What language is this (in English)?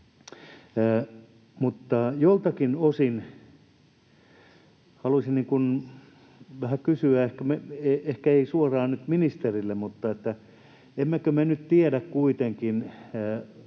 Finnish